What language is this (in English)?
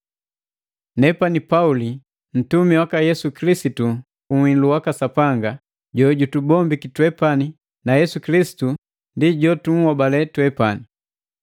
Matengo